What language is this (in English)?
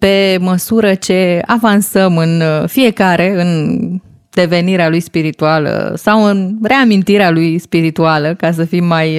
Romanian